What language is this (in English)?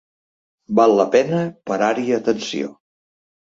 Catalan